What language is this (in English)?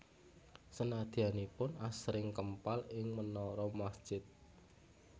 Javanese